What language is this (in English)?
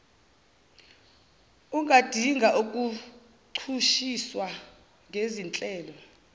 Zulu